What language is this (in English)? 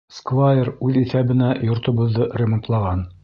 Bashkir